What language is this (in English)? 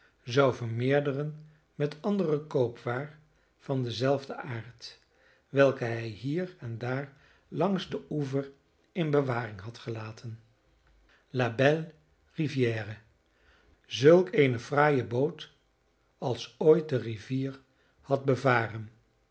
Dutch